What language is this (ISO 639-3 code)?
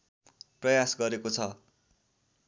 nep